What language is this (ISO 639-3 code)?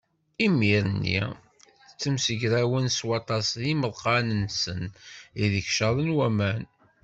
kab